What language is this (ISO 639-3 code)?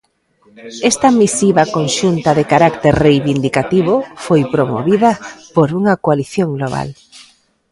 glg